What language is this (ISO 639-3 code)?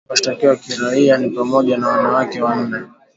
swa